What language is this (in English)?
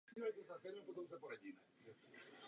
Czech